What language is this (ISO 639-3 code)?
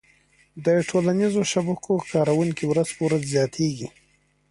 pus